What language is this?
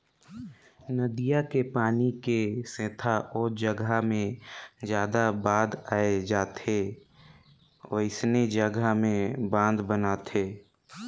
Chhattisgarhi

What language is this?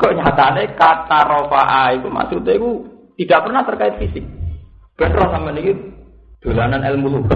Indonesian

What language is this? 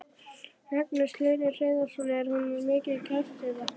Icelandic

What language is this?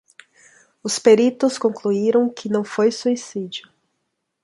Portuguese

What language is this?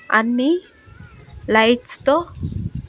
Telugu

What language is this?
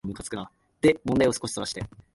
Japanese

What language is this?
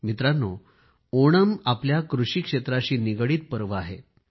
Marathi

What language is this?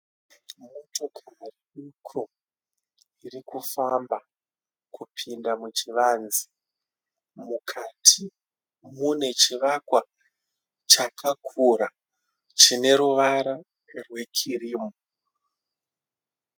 Shona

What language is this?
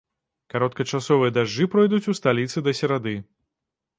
Belarusian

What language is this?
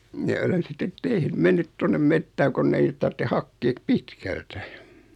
Finnish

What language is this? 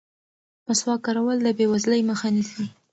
Pashto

